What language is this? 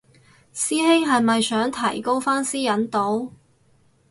Cantonese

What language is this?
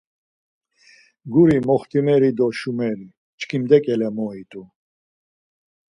Laz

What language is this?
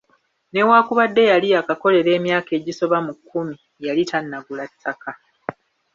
Ganda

